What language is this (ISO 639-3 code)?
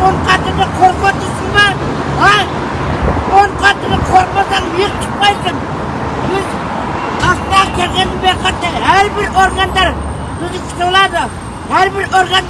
kaz